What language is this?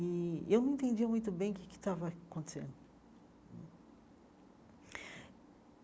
Portuguese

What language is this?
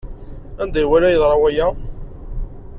Kabyle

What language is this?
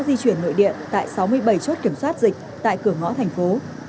Vietnamese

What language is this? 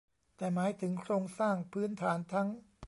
Thai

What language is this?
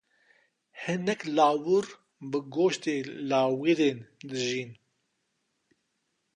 Kurdish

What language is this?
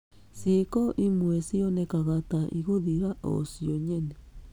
Kikuyu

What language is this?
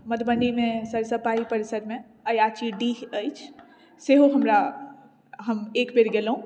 Maithili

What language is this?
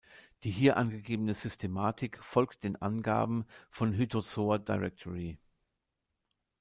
German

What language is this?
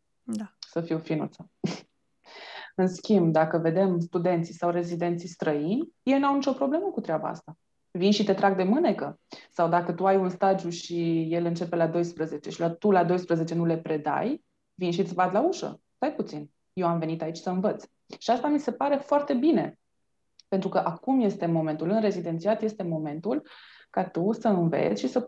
Romanian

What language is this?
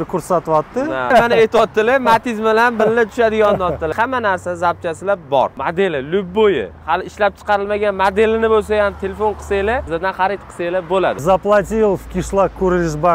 Russian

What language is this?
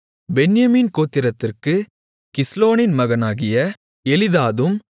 Tamil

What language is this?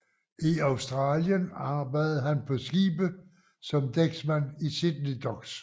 Danish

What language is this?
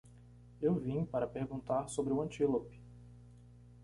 Portuguese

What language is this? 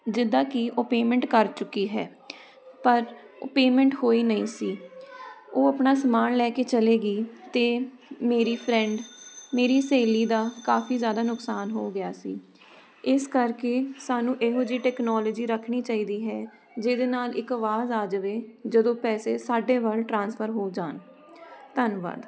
Punjabi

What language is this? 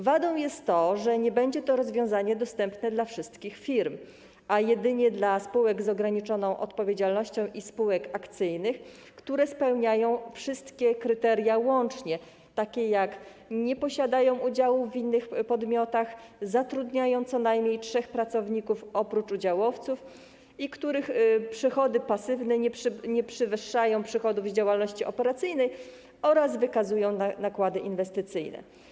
Polish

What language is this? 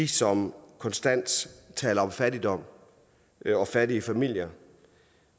Danish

